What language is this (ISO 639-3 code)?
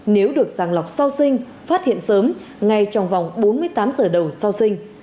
vie